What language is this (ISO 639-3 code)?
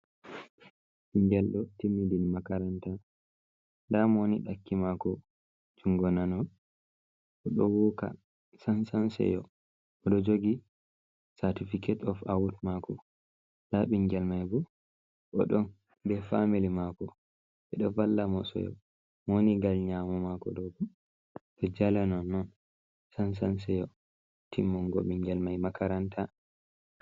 ful